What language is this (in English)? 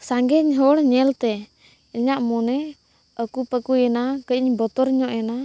Santali